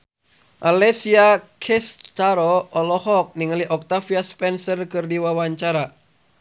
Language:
Sundanese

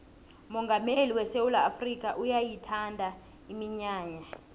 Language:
South Ndebele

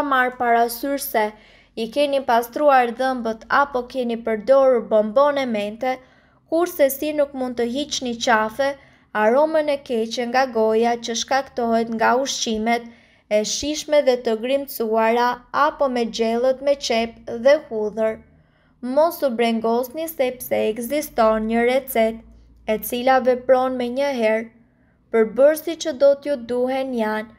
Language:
Romanian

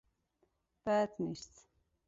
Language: Persian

